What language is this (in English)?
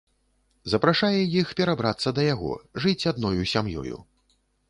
Belarusian